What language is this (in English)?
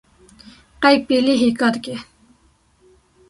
Kurdish